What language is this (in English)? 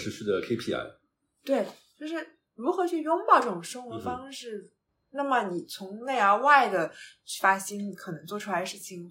Chinese